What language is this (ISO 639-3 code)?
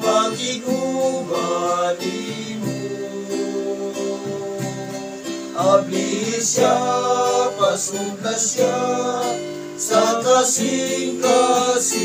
ron